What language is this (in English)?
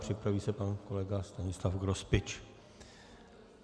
Czech